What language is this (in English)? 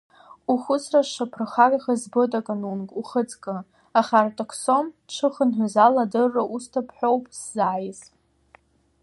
Abkhazian